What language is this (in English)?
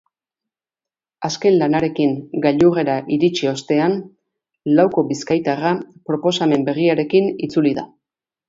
Basque